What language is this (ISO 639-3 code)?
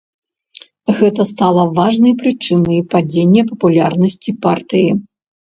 bel